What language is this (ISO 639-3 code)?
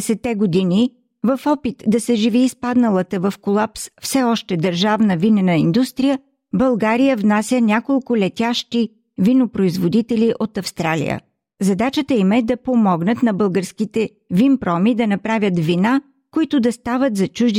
bul